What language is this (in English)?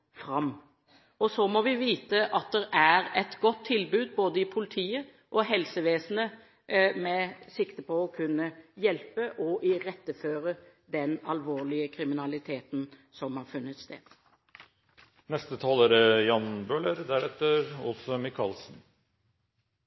Norwegian Bokmål